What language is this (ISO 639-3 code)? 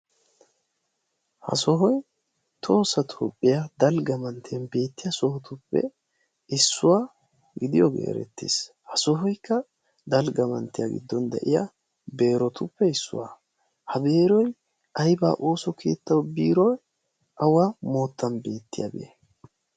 wal